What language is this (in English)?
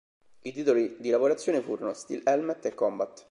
Italian